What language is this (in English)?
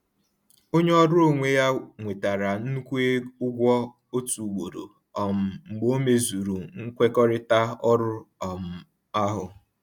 Igbo